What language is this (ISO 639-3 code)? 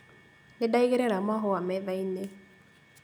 kik